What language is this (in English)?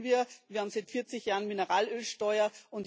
German